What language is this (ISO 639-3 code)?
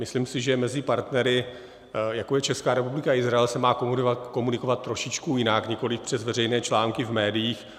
ces